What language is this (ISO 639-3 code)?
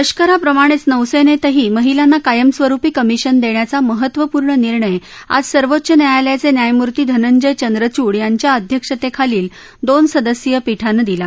mar